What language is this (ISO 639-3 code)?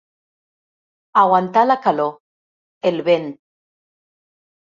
cat